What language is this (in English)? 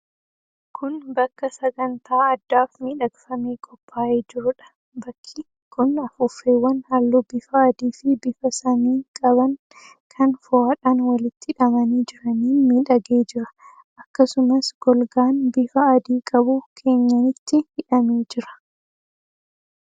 Oromo